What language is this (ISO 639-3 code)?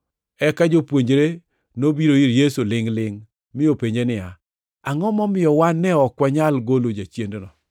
luo